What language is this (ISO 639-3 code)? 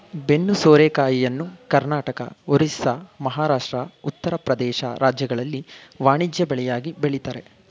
kan